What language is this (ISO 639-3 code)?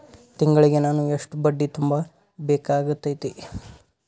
kan